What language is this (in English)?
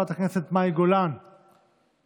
Hebrew